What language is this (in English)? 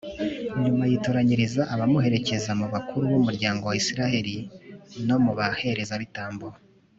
Kinyarwanda